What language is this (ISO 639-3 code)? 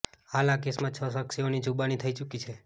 guj